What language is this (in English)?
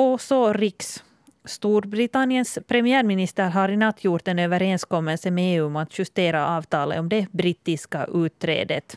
Swedish